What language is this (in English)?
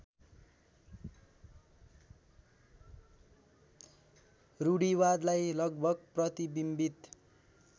Nepali